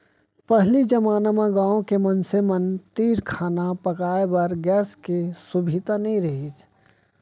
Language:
Chhattisgarhi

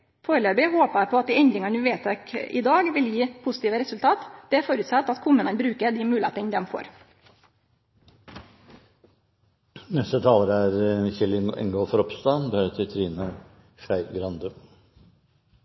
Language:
Norwegian Nynorsk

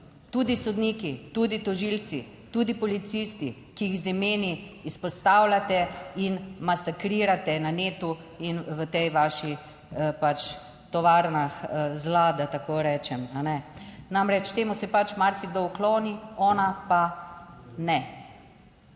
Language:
Slovenian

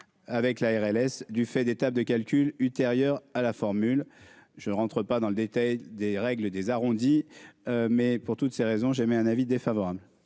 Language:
French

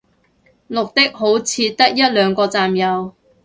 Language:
Cantonese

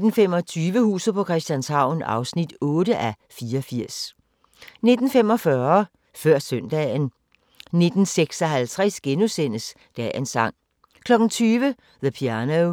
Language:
Danish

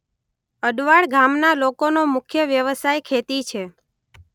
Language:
Gujarati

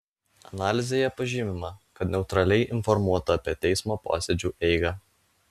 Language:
Lithuanian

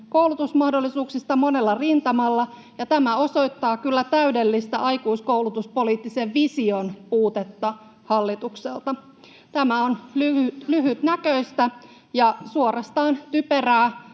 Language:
Finnish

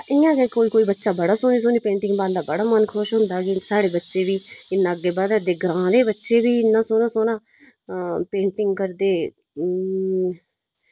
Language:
Dogri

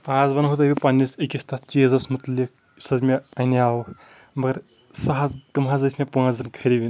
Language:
Kashmiri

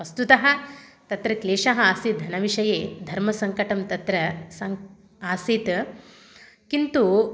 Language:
Sanskrit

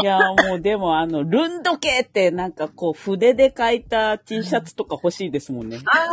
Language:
Japanese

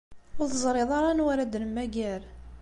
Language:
Kabyle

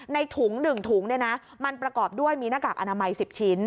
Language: Thai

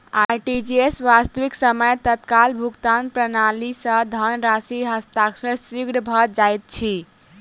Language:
Maithili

